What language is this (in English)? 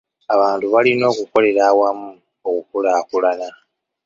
Ganda